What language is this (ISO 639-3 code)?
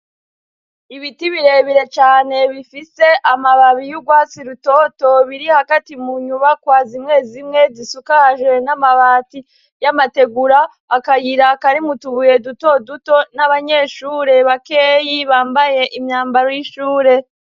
run